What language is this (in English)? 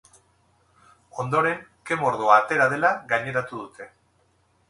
Basque